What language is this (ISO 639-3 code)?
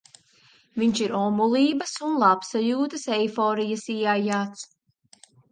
lav